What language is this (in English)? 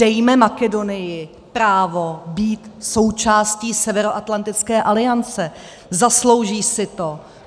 Czech